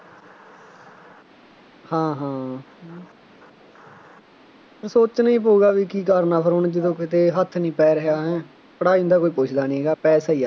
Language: Punjabi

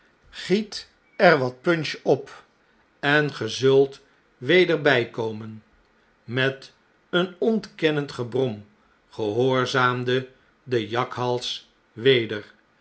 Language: Dutch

